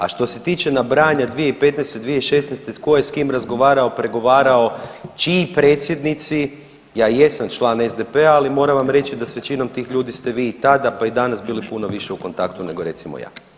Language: Croatian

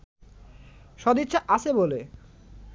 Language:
Bangla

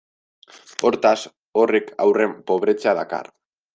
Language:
Basque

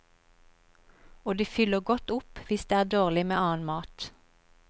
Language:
Norwegian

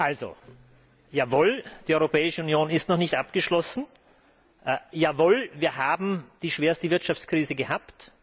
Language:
German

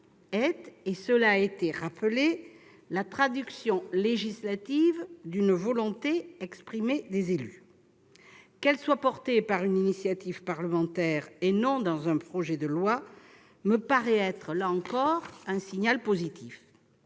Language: French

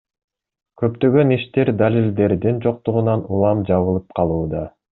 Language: Kyrgyz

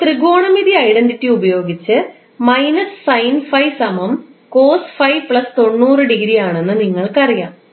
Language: Malayalam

